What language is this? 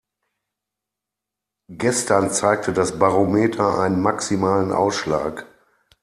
German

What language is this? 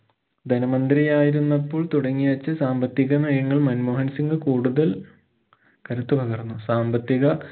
Malayalam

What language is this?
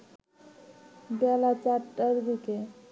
Bangla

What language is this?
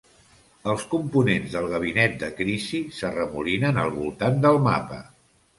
Catalan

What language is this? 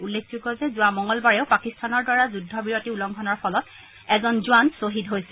Assamese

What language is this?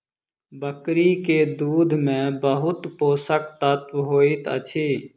Maithili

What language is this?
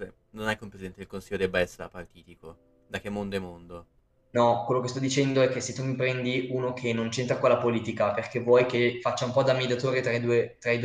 Italian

